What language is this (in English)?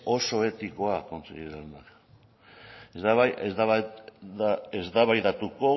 Basque